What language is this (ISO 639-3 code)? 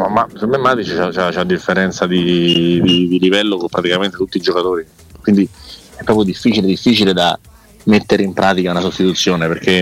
ita